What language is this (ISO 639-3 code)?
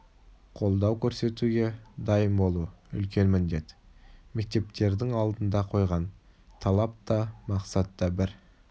kaz